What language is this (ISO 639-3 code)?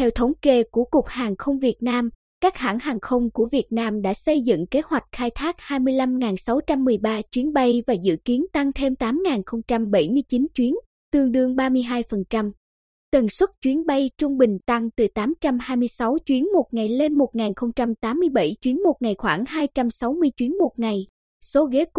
vie